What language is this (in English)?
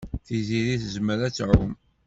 Kabyle